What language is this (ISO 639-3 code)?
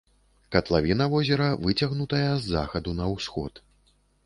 bel